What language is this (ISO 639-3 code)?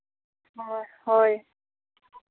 sat